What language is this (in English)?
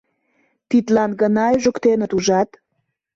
Mari